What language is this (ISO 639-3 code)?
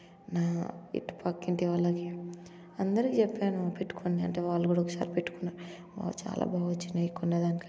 tel